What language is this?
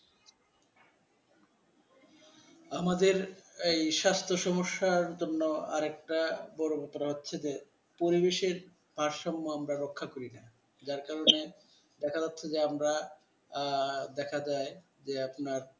Bangla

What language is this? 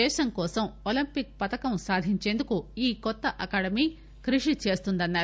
Telugu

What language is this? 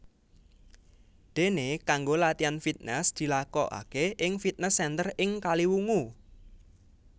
Javanese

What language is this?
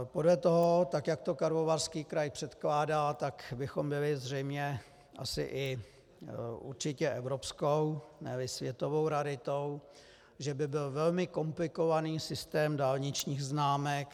Czech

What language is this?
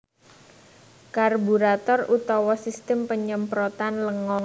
Javanese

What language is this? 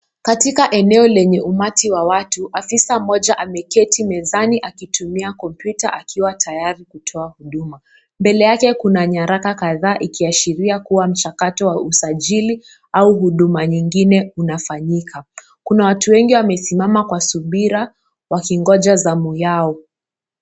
Swahili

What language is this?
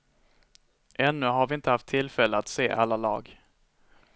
Swedish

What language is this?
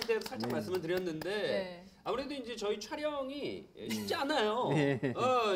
Korean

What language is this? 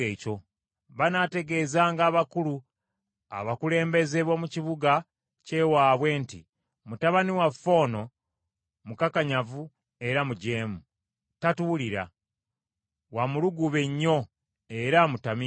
Ganda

